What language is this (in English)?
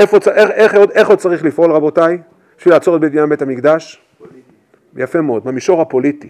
Hebrew